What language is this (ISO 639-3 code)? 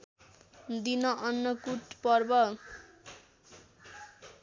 nep